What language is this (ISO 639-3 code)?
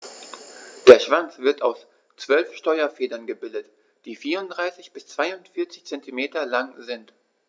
deu